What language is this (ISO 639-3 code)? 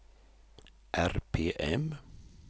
swe